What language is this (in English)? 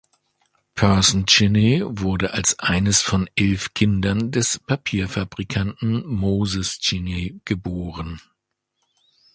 German